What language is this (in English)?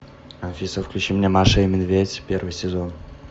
Russian